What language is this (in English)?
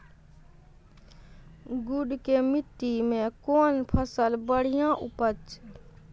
Maithili